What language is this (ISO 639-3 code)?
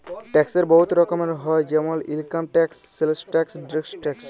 ben